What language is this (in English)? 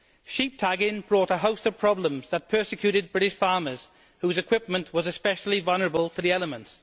English